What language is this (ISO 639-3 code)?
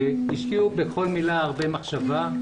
heb